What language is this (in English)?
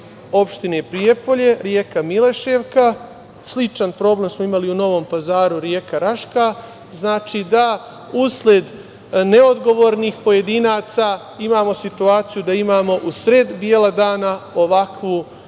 Serbian